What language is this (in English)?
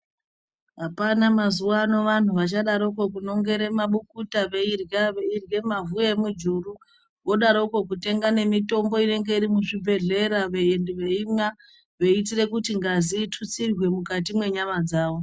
Ndau